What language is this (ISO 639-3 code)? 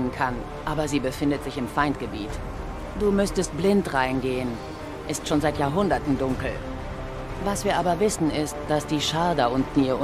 deu